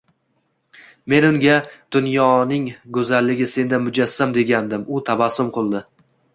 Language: Uzbek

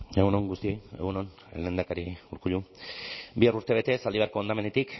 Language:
Basque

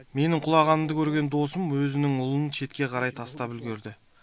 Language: Kazakh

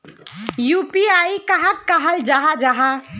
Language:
Magahi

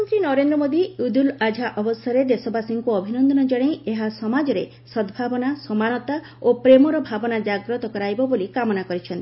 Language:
Odia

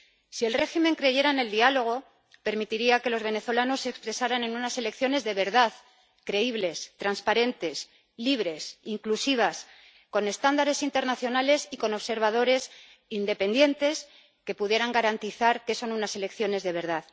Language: Spanish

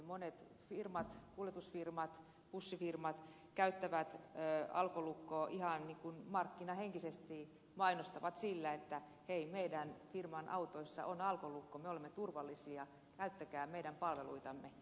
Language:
Finnish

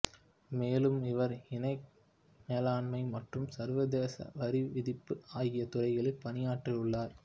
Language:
Tamil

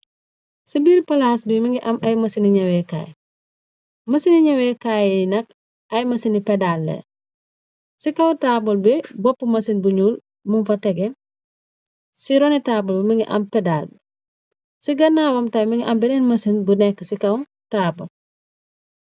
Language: Wolof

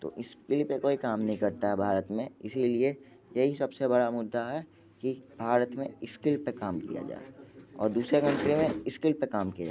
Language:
Hindi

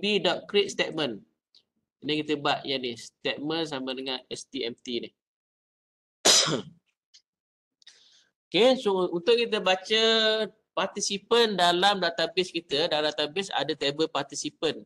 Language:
Malay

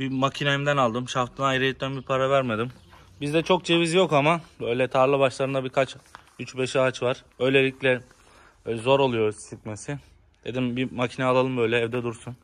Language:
Turkish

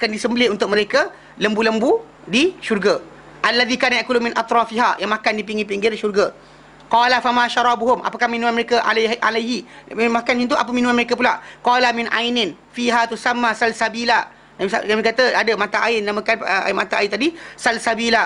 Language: Malay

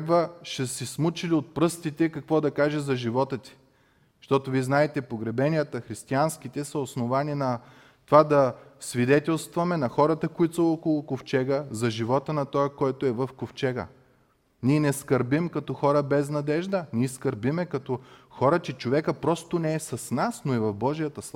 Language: Bulgarian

